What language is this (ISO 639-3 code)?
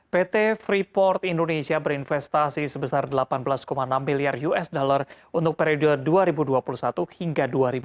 ind